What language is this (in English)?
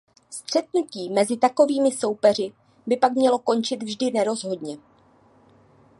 Czech